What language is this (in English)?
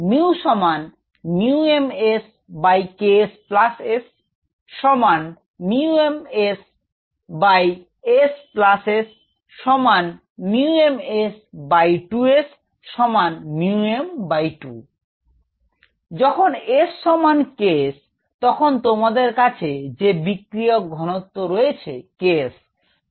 Bangla